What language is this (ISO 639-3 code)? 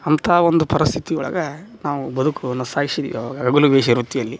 kan